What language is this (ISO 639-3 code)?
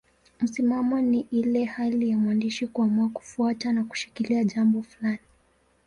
swa